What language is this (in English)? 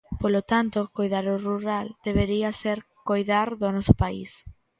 Galician